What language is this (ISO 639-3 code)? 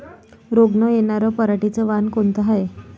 mar